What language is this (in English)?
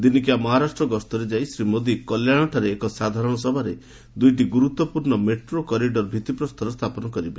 Odia